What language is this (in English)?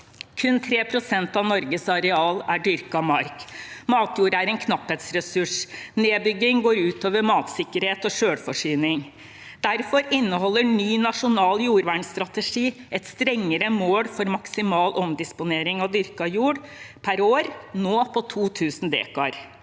Norwegian